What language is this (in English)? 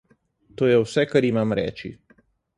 Slovenian